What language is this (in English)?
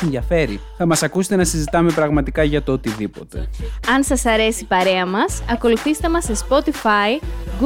Greek